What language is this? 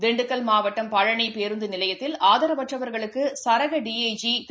Tamil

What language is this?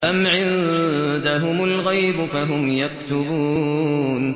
Arabic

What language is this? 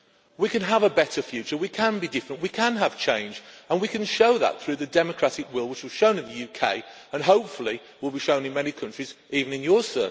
English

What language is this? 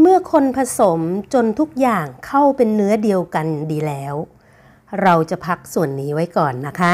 Thai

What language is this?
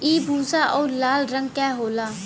Bhojpuri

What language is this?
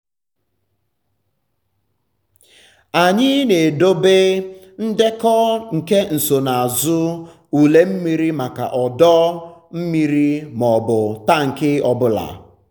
Igbo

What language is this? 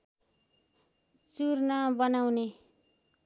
Nepali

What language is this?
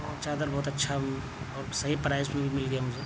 Urdu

